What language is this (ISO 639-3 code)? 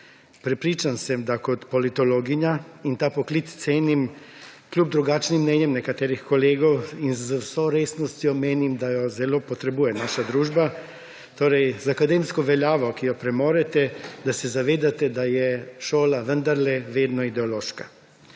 slv